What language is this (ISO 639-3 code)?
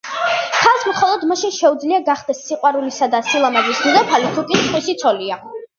kat